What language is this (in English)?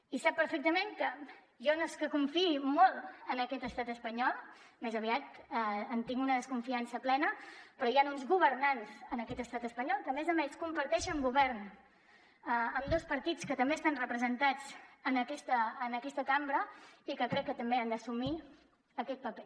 Catalan